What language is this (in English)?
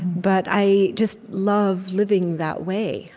English